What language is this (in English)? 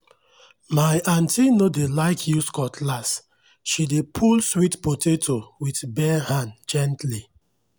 Nigerian Pidgin